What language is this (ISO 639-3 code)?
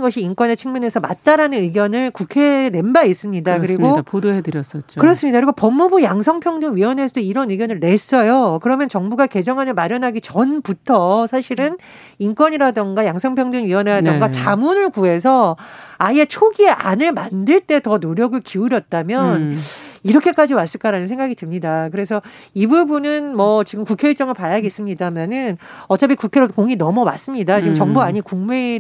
kor